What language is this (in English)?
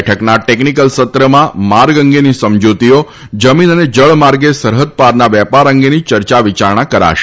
Gujarati